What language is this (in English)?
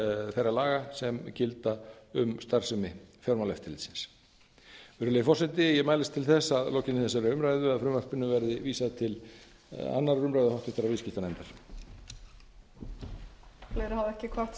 Icelandic